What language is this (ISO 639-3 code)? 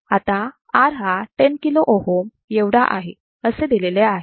mar